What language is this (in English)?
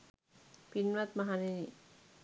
Sinhala